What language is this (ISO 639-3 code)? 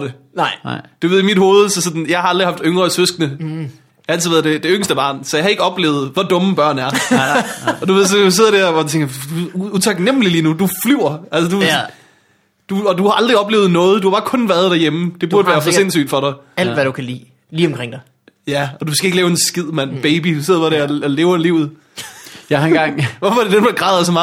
dan